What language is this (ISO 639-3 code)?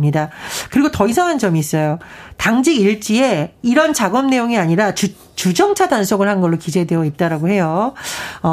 kor